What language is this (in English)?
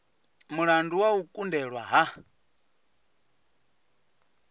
Venda